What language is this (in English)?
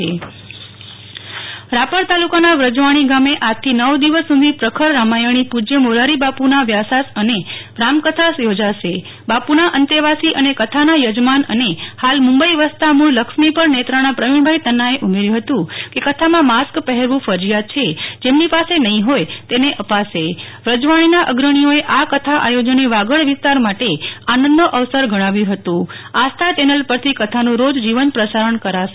Gujarati